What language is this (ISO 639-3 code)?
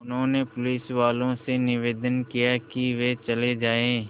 hin